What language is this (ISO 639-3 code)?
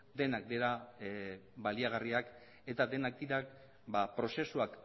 eus